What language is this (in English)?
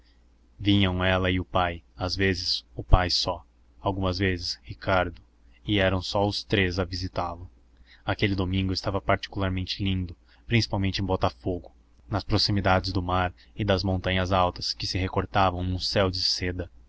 Portuguese